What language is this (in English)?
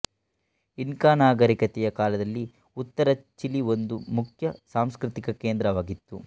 Kannada